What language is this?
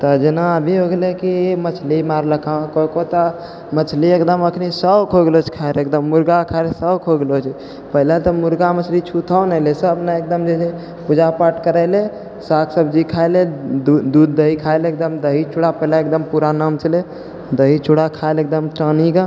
Maithili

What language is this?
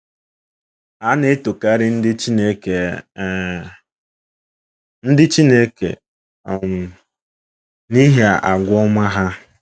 Igbo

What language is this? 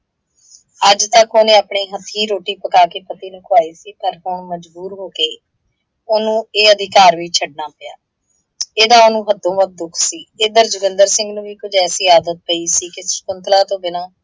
Punjabi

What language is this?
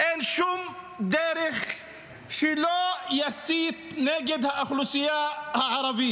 Hebrew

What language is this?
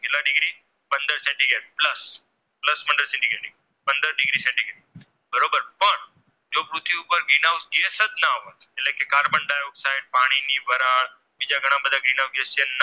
Gujarati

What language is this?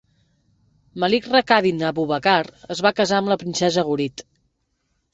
Catalan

